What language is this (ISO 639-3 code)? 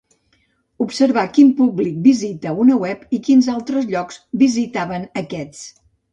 cat